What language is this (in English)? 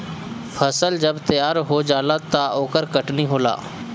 Bhojpuri